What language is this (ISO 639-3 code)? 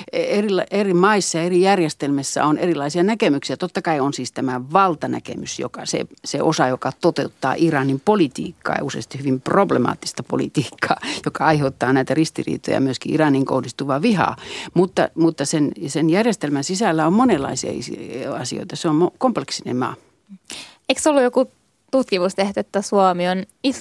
fin